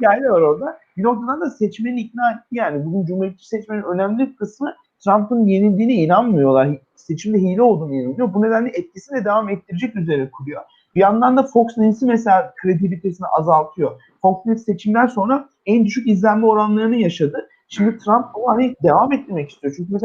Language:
Turkish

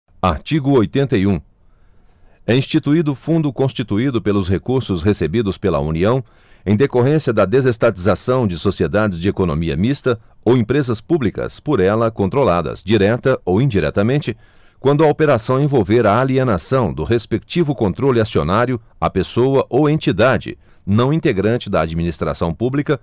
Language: Portuguese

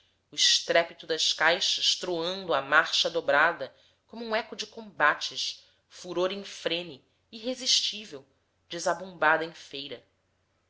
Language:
Portuguese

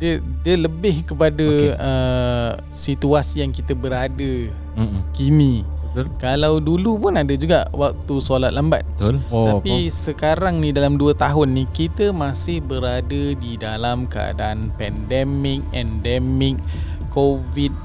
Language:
Malay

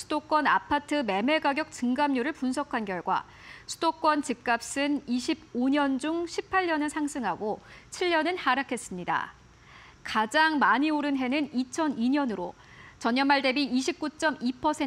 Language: Korean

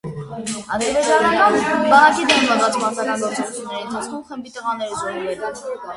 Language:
Armenian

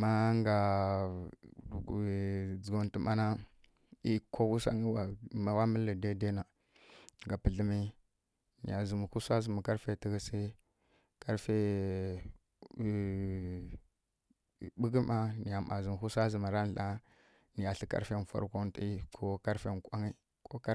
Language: Kirya-Konzəl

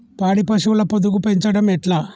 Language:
Telugu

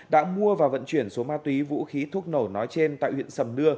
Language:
Vietnamese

